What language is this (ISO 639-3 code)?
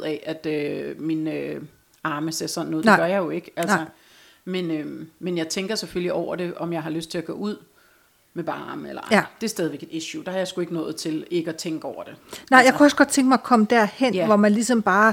dan